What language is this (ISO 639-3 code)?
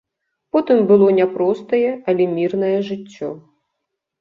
bel